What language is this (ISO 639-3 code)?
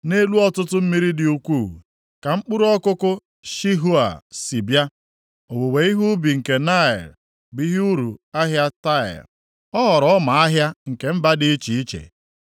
ibo